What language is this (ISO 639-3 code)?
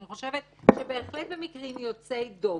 heb